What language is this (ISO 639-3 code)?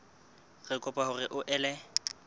sot